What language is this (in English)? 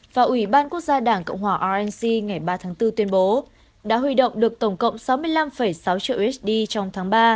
Vietnamese